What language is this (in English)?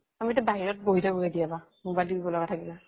Assamese